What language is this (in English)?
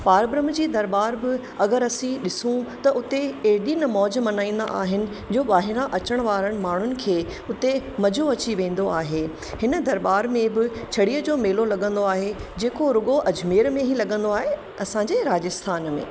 Sindhi